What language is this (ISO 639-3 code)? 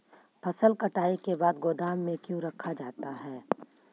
mag